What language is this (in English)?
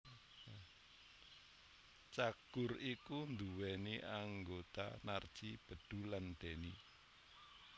Javanese